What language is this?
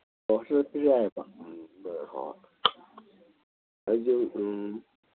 Manipuri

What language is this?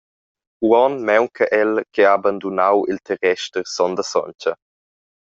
Romansh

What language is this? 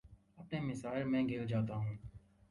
Urdu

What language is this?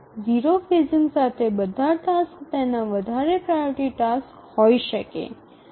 Gujarati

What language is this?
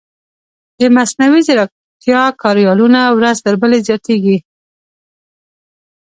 Pashto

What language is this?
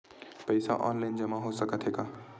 Chhattisgarhi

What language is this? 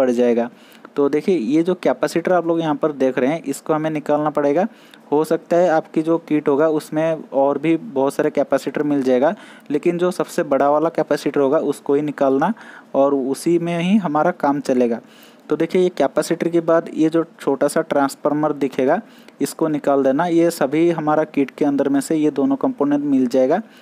Hindi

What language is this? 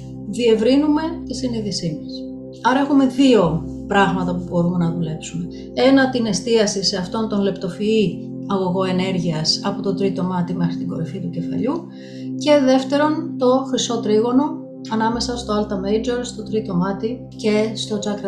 Greek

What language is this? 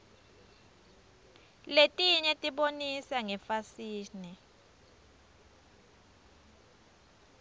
Swati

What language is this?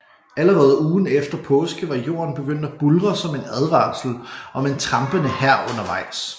Danish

